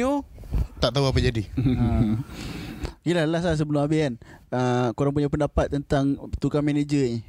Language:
Malay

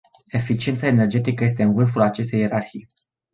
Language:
Romanian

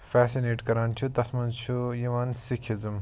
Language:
Kashmiri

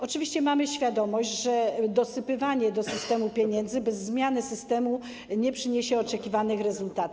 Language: Polish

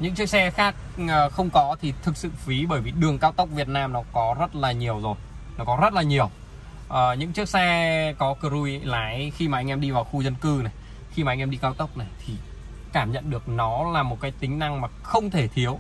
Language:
Vietnamese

